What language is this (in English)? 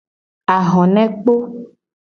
Gen